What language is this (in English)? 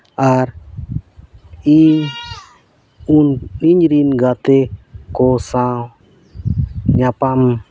Santali